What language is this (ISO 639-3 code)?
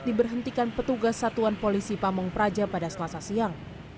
ind